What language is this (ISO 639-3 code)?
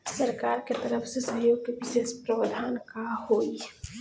bho